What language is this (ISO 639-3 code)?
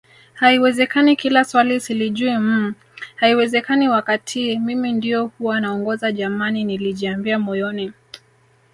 swa